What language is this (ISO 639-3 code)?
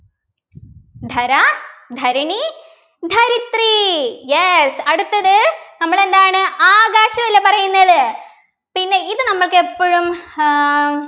mal